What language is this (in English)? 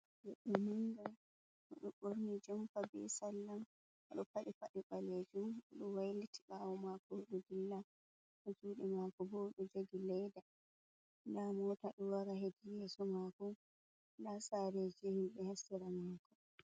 Fula